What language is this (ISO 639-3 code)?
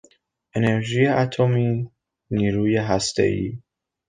fas